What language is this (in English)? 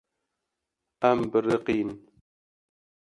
Kurdish